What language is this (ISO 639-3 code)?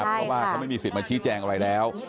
tha